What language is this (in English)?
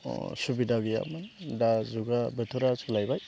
Bodo